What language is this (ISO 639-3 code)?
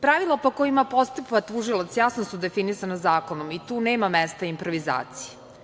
srp